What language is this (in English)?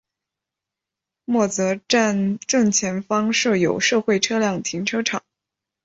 Chinese